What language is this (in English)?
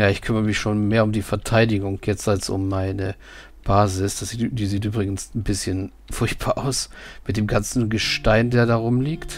German